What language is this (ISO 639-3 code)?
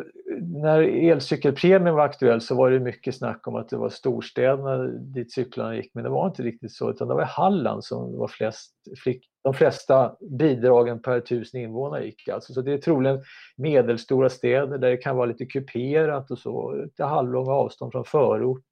swe